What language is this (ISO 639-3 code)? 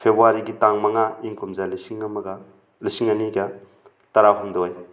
mni